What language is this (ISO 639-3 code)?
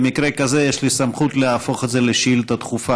heb